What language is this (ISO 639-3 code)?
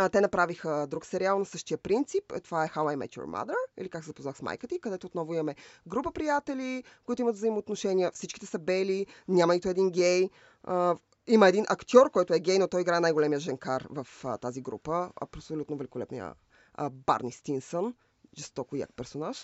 bul